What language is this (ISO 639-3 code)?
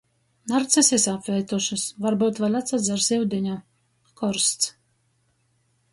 ltg